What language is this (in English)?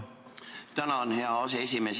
Estonian